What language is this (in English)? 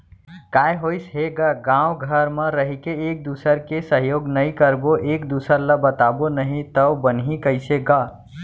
Chhattisgarhi